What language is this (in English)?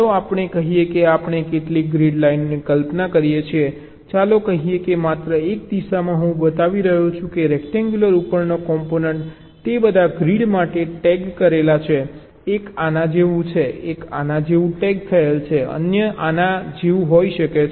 Gujarati